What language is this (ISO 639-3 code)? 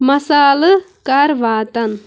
kas